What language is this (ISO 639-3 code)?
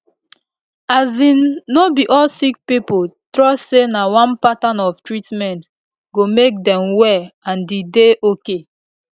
pcm